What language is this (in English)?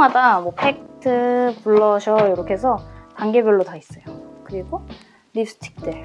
Korean